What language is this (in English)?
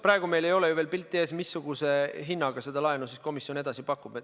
Estonian